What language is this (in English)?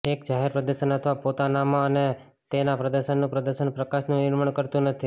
Gujarati